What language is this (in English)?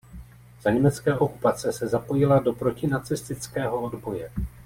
Czech